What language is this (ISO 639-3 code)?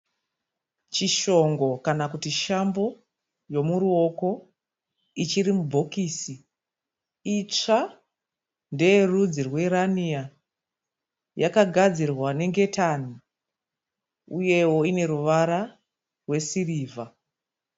sna